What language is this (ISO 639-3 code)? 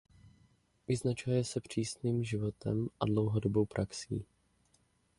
ces